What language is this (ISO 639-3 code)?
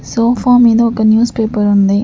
tel